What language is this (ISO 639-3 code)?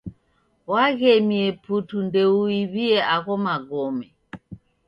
dav